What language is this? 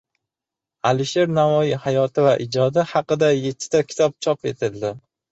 Uzbek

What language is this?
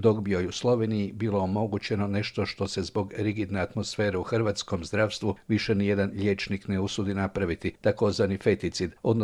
Croatian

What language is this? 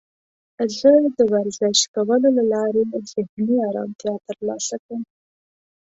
Pashto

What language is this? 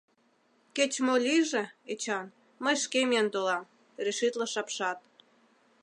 Mari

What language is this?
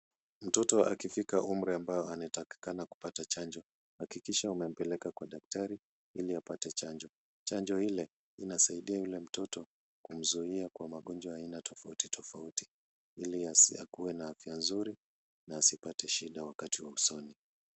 Swahili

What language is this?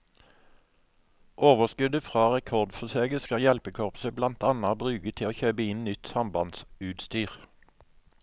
Norwegian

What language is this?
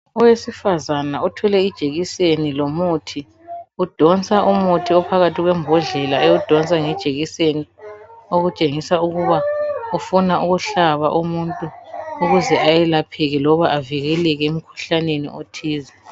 North Ndebele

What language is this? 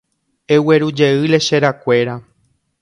Guarani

